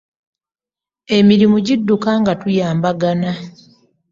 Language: Ganda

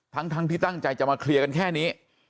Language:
Thai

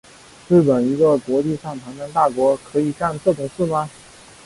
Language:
Chinese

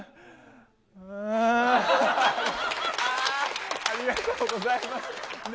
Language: Japanese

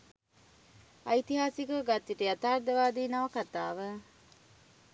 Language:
Sinhala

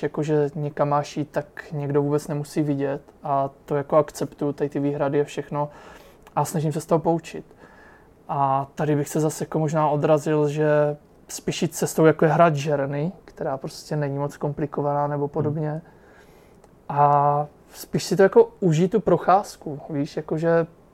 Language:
Czech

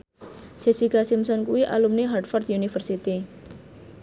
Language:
Javanese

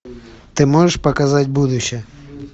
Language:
Russian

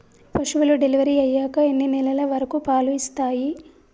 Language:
Telugu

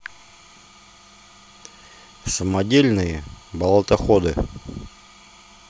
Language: Russian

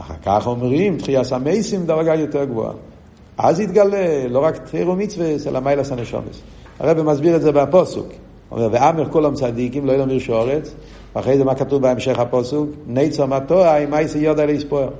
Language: Hebrew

